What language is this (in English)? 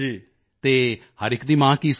Punjabi